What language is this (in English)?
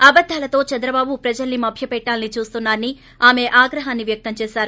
Telugu